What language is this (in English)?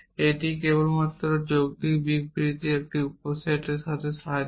Bangla